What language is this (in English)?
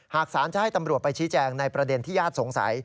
Thai